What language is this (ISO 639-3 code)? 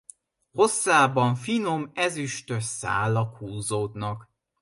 hun